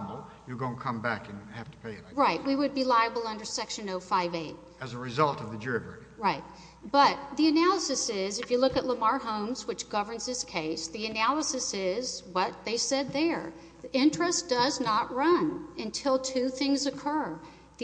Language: English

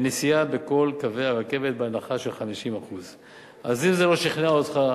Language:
Hebrew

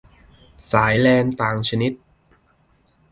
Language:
Thai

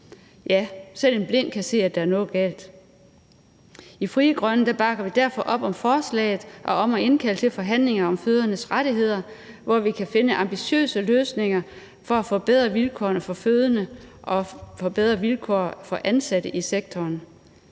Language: Danish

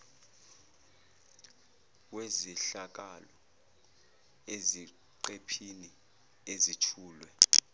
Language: Zulu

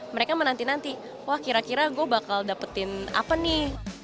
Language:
Indonesian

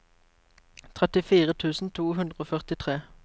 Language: Norwegian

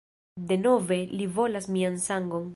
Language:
Esperanto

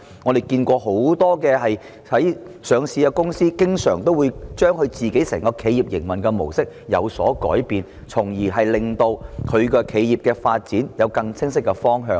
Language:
Cantonese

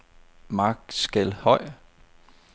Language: Danish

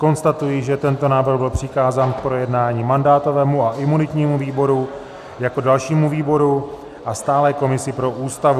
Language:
Czech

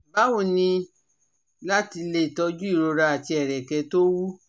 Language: Yoruba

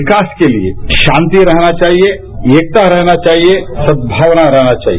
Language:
Hindi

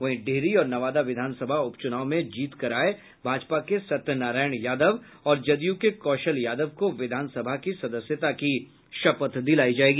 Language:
Hindi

